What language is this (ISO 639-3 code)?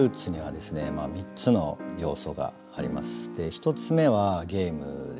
jpn